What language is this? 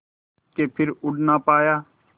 Hindi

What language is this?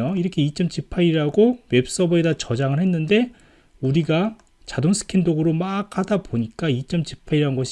Korean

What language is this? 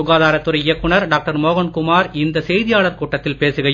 Tamil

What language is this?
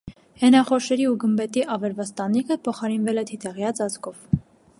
Armenian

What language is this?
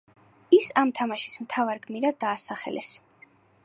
Georgian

